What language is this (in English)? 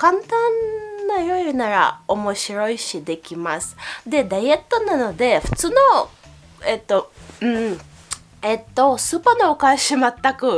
Japanese